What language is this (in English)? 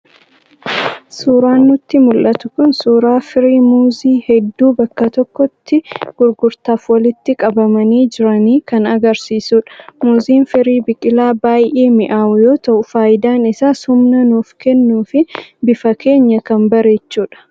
Oromo